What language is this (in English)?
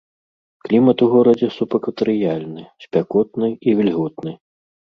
Belarusian